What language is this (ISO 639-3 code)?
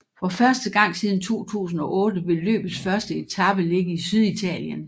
dan